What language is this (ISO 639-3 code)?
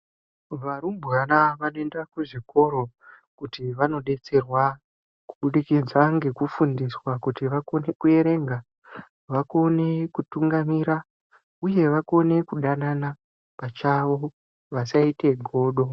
ndc